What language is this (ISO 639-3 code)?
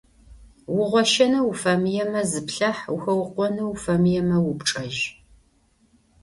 ady